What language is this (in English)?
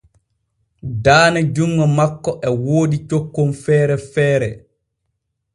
Borgu Fulfulde